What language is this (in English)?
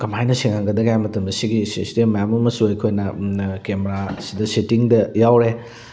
Manipuri